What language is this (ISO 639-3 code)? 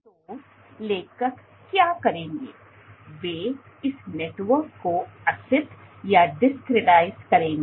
hin